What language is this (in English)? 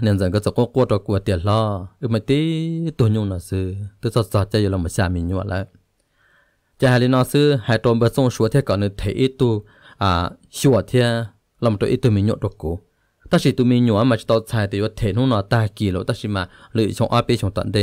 Thai